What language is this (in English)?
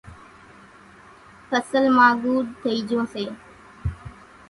Kachi Koli